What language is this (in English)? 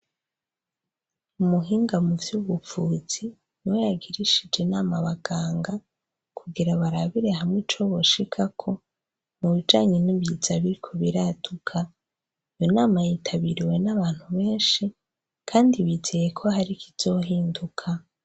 Rundi